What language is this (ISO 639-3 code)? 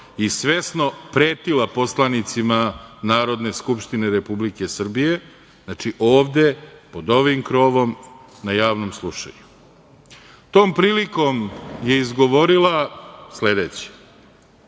srp